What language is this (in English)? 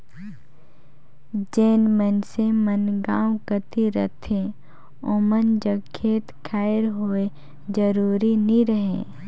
Chhattisgarhi